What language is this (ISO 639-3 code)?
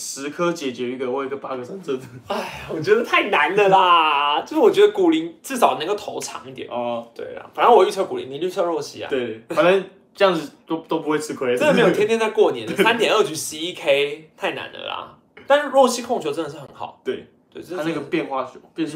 zho